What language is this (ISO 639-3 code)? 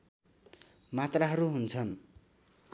nep